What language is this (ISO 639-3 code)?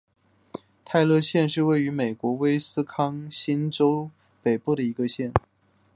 zho